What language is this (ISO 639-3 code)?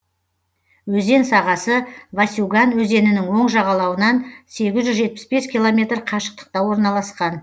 kaz